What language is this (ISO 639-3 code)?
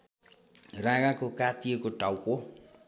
nep